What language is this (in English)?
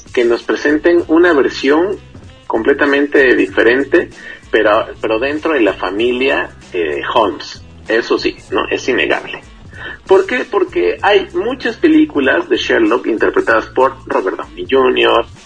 Spanish